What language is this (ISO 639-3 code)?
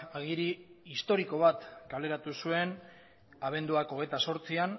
eus